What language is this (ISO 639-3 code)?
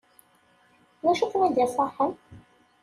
kab